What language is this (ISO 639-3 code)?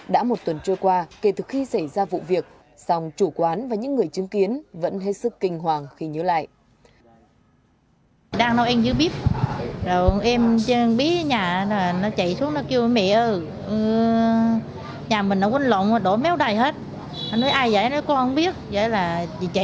vie